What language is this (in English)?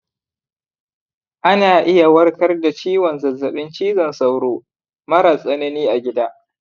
Hausa